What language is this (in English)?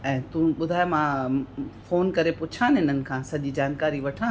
Sindhi